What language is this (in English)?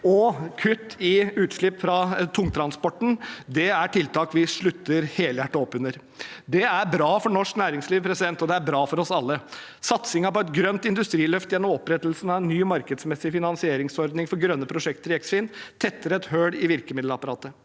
Norwegian